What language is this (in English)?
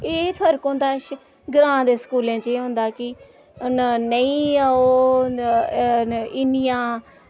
Dogri